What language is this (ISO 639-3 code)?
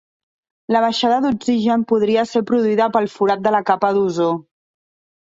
cat